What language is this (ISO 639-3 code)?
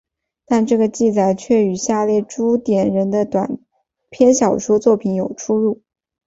zho